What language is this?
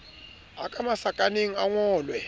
Southern Sotho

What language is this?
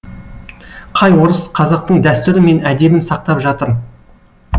Kazakh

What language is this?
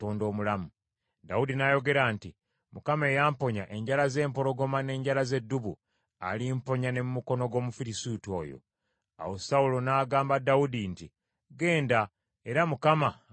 Ganda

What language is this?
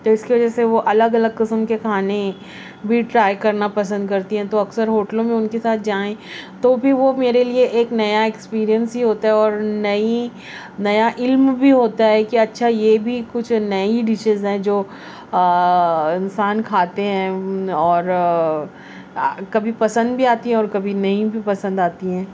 Urdu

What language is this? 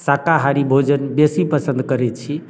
Maithili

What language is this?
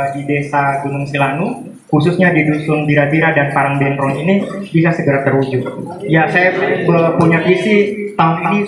Indonesian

